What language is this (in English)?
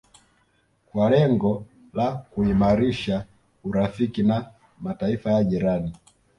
Swahili